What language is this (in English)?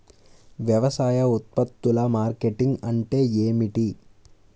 Telugu